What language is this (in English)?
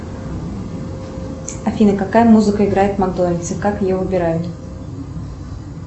Russian